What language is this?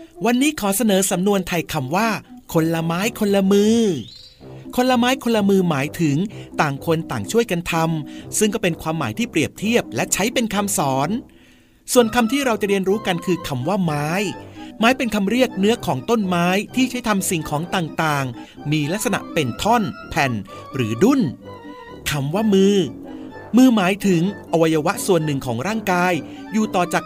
Thai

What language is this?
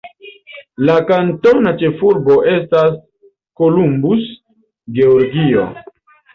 Esperanto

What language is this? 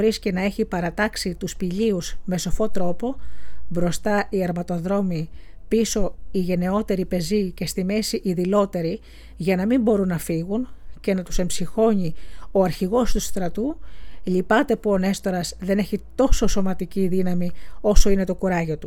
Greek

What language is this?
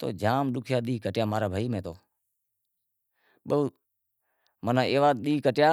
Wadiyara Koli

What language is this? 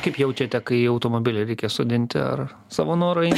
Lithuanian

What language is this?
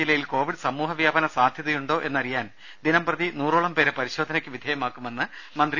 Malayalam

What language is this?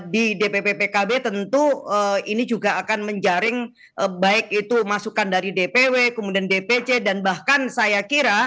Indonesian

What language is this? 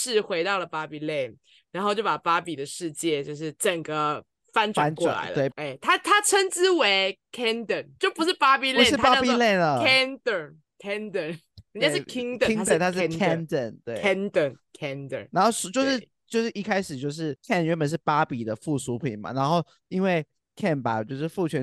Chinese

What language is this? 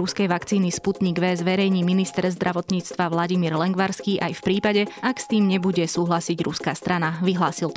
Slovak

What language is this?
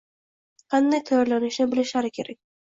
Uzbek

